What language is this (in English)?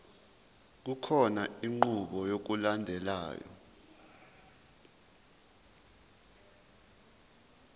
Zulu